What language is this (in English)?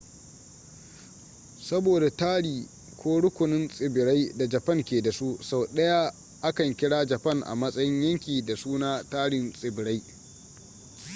Hausa